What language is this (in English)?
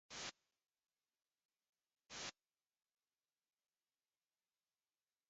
Spanish